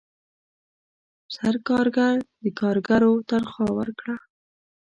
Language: Pashto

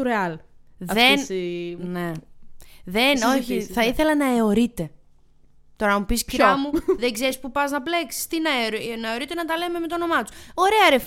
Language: Greek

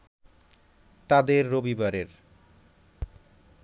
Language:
Bangla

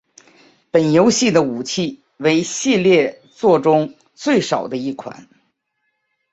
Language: Chinese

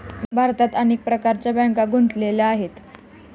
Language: Marathi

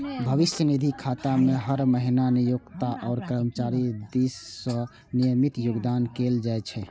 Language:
Maithili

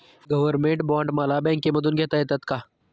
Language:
Marathi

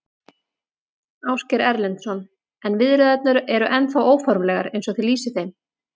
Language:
Icelandic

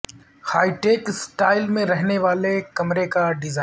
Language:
Urdu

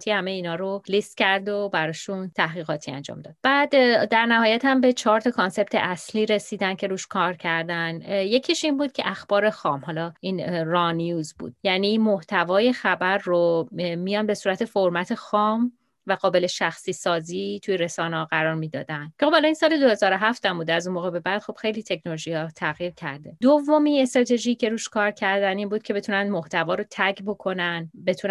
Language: Persian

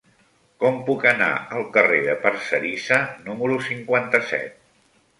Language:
Catalan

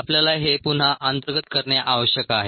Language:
Marathi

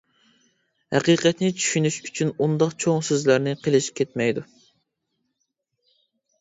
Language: Uyghur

